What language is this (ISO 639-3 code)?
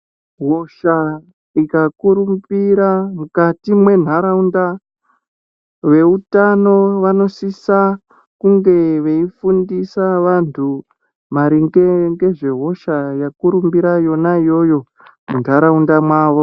ndc